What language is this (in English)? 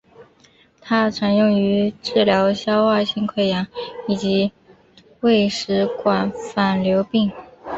Chinese